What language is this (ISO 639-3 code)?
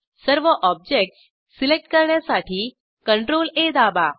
mar